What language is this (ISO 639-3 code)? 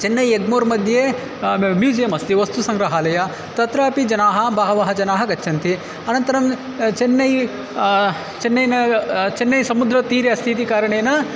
san